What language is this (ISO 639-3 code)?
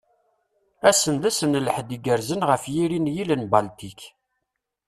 kab